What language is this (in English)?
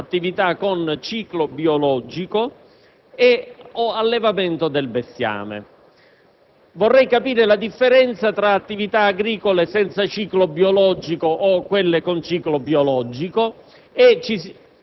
Italian